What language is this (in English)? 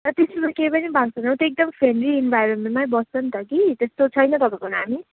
Nepali